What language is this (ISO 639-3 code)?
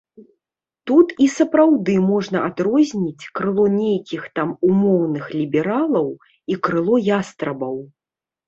bel